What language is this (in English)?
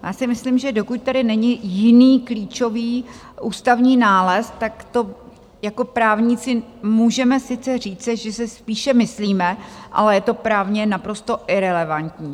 Czech